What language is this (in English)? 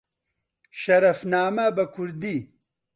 Central Kurdish